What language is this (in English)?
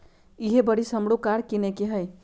Magahi